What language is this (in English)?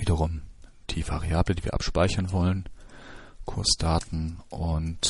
German